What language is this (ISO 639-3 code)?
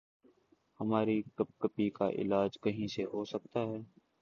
urd